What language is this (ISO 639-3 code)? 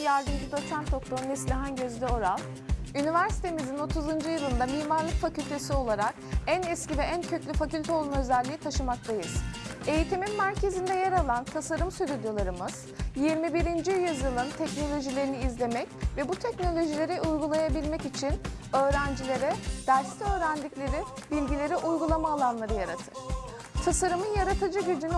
tur